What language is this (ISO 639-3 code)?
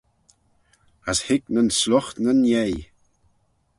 glv